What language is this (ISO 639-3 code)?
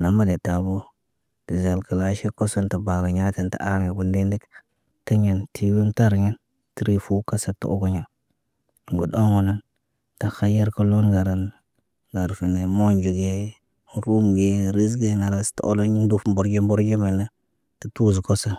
mne